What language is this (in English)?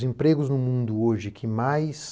Portuguese